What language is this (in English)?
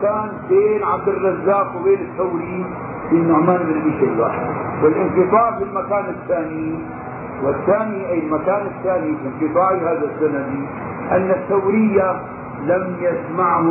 Arabic